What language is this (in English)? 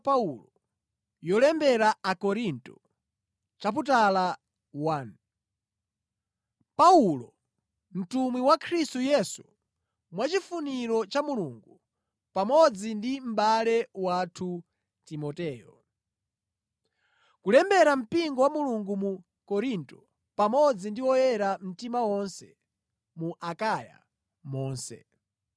Nyanja